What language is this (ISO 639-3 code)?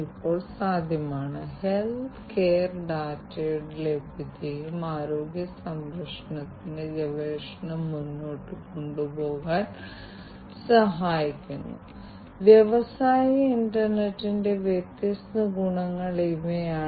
mal